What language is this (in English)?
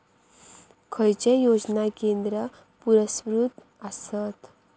Marathi